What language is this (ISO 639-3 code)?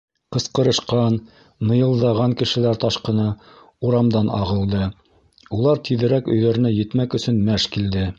bak